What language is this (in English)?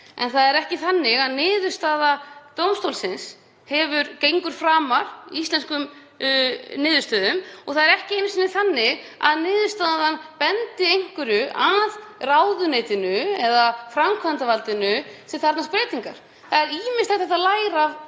Icelandic